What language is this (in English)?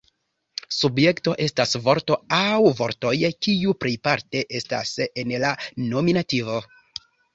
Esperanto